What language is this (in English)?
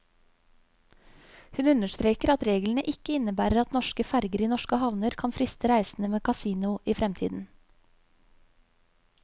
Norwegian